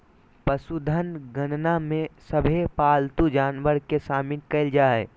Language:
Magahi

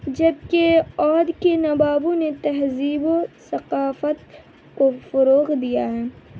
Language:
Urdu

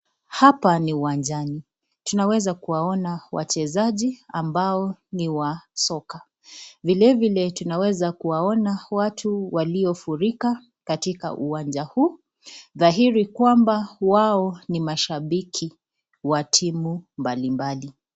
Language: Swahili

